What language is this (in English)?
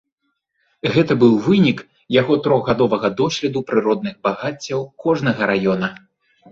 Belarusian